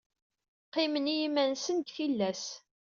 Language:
Kabyle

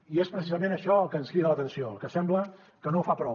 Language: Catalan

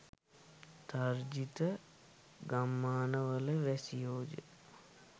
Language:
Sinhala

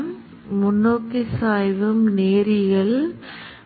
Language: Tamil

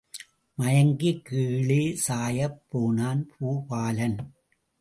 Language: Tamil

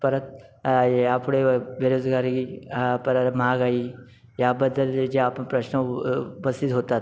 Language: Marathi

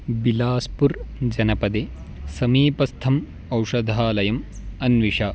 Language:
Sanskrit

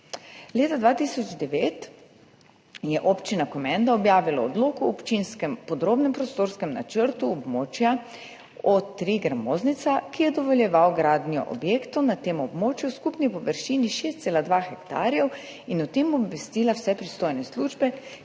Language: Slovenian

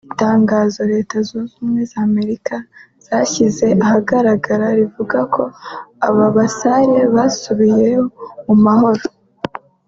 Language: Kinyarwanda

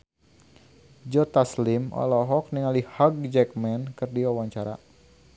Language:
Sundanese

